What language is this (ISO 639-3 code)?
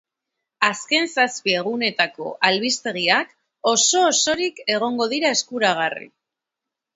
eus